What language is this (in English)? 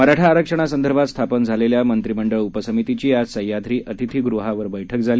Marathi